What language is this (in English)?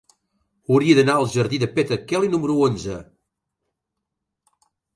Catalan